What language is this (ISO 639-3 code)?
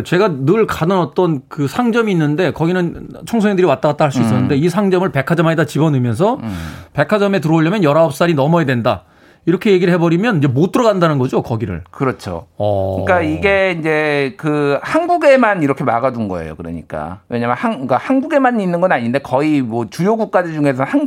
kor